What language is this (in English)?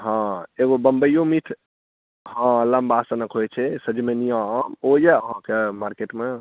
Maithili